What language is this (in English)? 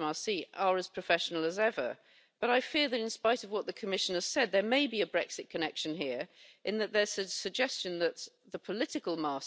English